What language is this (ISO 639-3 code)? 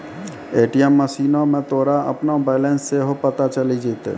mai